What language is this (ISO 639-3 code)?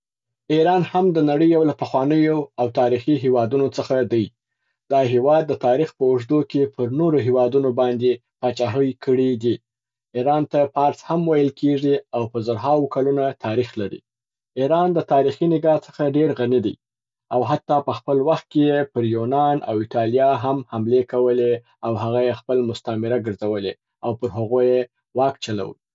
pbt